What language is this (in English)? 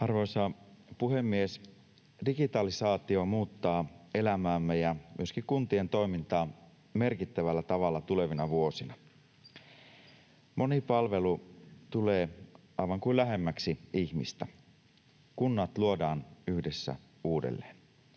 Finnish